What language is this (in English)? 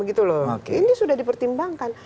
Indonesian